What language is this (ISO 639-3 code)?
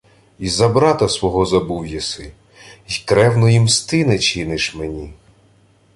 ukr